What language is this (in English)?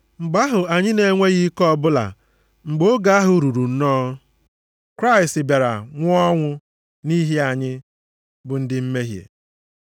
Igbo